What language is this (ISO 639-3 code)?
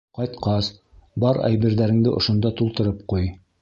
bak